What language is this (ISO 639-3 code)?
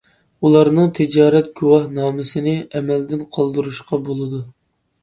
uig